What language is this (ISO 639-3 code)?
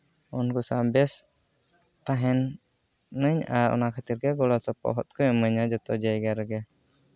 sat